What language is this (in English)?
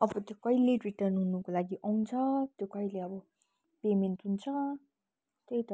Nepali